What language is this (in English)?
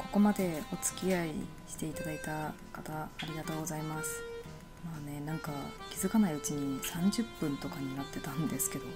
Japanese